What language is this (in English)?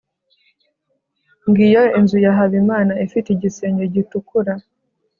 Kinyarwanda